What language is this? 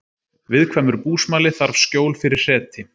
Icelandic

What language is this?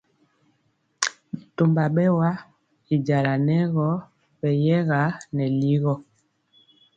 Mpiemo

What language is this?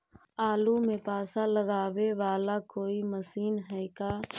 Magahi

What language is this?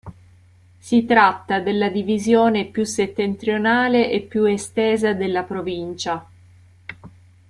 Italian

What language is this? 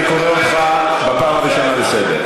Hebrew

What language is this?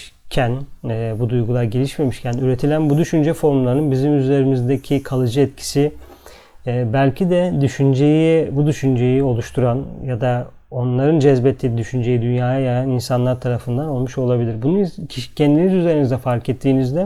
Turkish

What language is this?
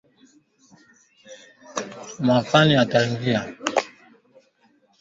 Swahili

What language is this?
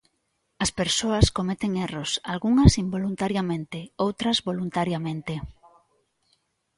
Galician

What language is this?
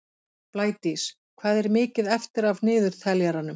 Icelandic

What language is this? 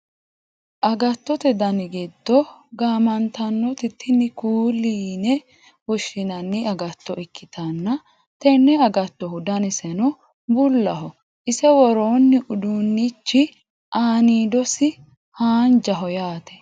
Sidamo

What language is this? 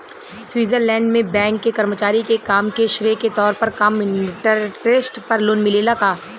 Bhojpuri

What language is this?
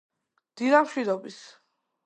Georgian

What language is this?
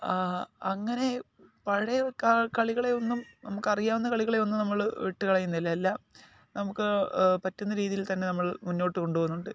Malayalam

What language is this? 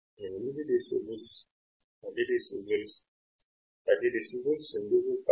Telugu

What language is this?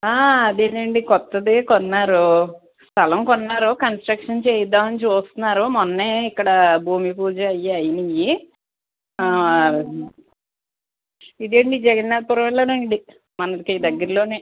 Telugu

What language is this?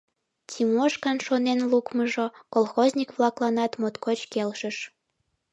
Mari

